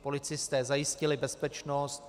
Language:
Czech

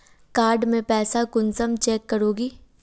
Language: Magahi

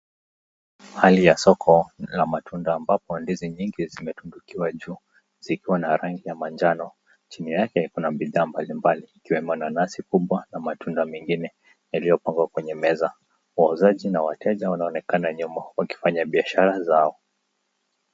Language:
Swahili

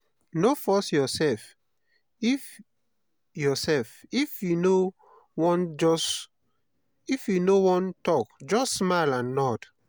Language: Nigerian Pidgin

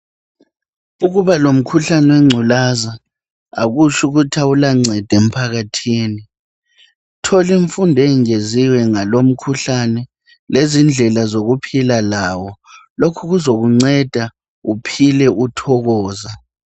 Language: North Ndebele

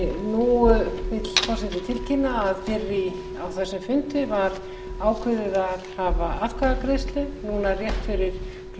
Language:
Icelandic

